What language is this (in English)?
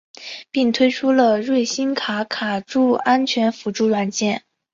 Chinese